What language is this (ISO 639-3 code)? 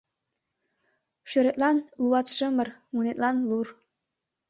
chm